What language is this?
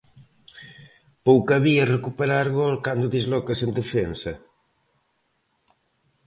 Galician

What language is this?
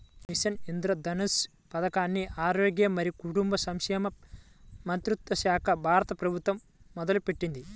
Telugu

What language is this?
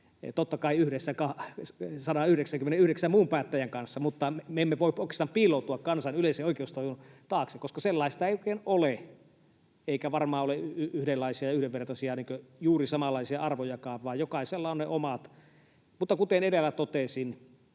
Finnish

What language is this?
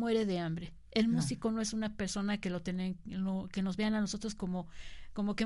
Spanish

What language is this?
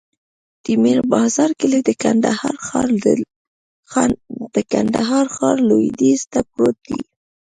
Pashto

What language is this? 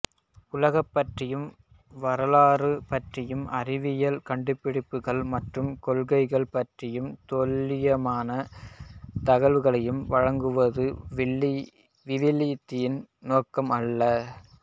Tamil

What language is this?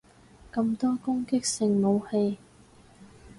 Cantonese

